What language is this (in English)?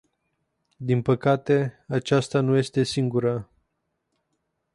Romanian